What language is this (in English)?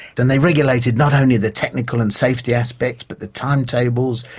English